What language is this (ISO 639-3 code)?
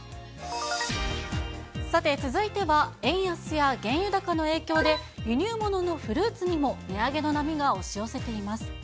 jpn